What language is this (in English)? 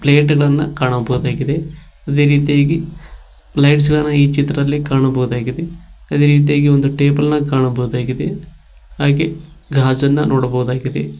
Kannada